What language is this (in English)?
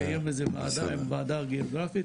Hebrew